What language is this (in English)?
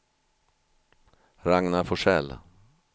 Swedish